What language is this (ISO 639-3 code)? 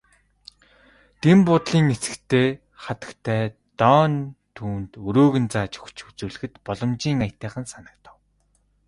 mon